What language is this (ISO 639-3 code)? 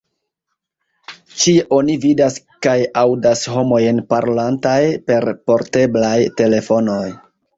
epo